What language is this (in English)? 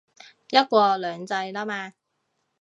Cantonese